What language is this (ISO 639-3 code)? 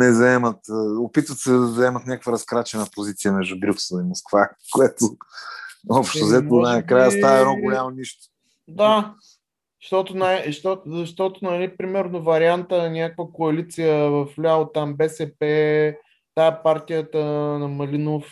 bul